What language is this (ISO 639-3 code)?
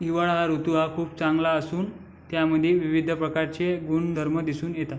mar